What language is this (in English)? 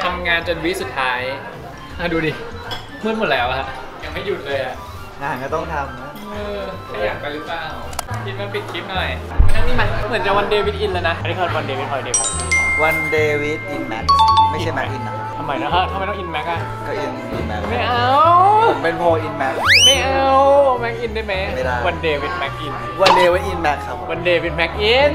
Thai